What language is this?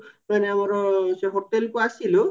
Odia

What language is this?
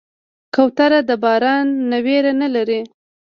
Pashto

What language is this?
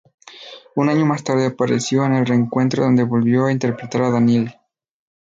Spanish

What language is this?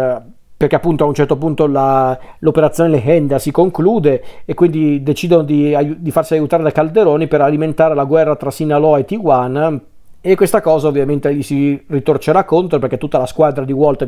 Italian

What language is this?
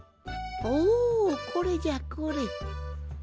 Japanese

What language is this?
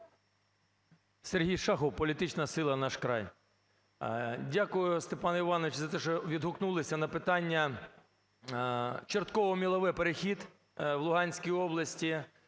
Ukrainian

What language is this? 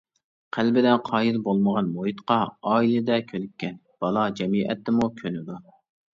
Uyghur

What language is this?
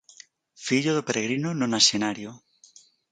Galician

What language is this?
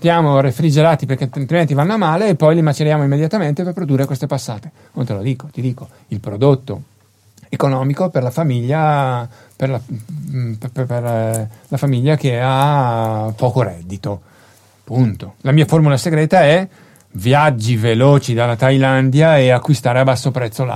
Italian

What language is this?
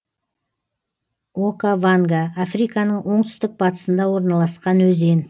Kazakh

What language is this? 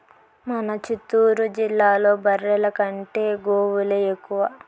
Telugu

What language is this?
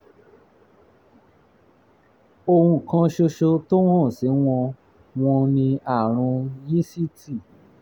Yoruba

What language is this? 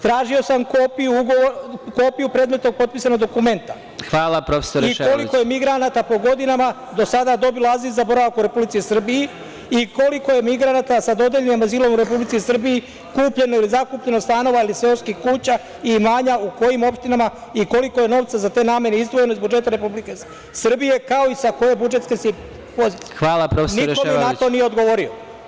Serbian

